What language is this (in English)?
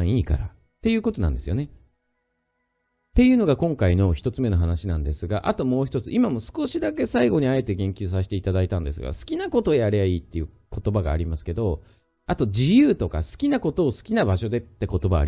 Japanese